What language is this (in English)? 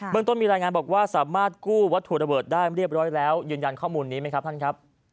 Thai